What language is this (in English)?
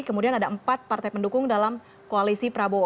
Indonesian